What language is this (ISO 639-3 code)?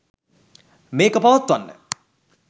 sin